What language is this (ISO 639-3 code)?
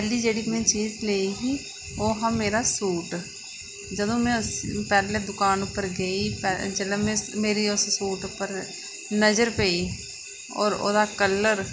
doi